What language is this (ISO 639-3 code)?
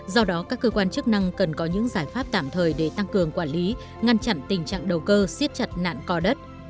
vie